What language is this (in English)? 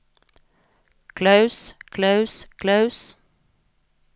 Norwegian